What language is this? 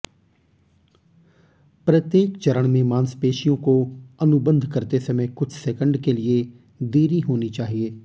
Hindi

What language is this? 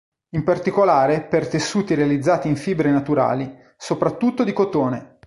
Italian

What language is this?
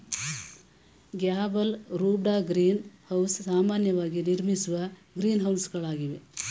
Kannada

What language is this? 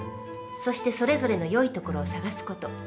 Japanese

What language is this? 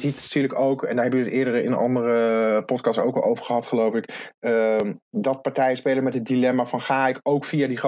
Dutch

